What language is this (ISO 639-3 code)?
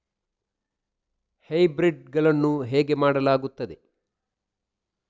kan